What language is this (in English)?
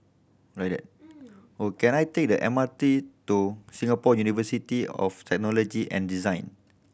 English